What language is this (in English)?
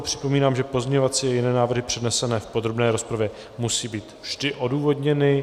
Czech